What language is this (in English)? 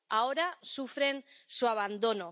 Spanish